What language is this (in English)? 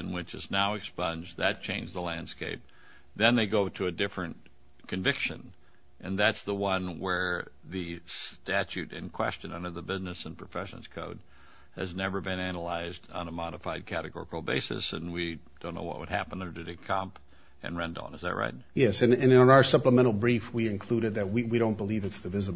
English